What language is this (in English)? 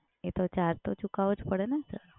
Gujarati